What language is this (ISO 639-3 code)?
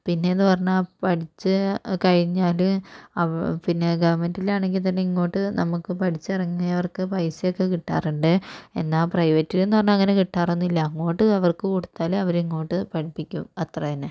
mal